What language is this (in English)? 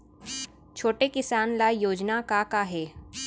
Chhattisgarhi